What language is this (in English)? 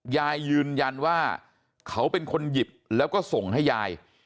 Thai